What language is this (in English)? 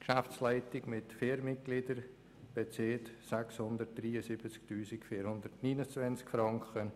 Swiss German